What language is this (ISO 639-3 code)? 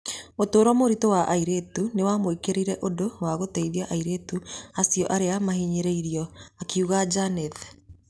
kik